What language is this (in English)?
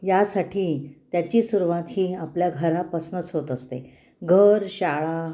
Marathi